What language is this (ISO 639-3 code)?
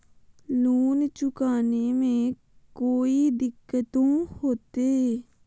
mag